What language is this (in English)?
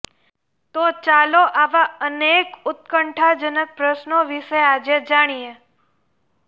Gujarati